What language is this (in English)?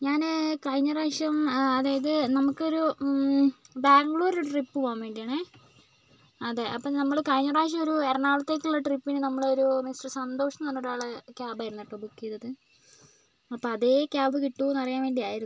Malayalam